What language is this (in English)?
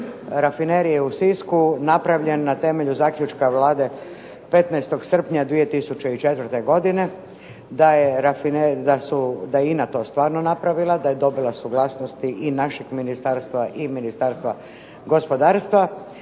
Croatian